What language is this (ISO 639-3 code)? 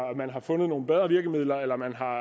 dan